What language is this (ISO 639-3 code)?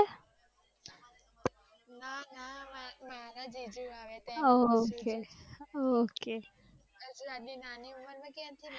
guj